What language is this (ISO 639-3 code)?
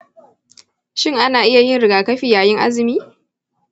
hau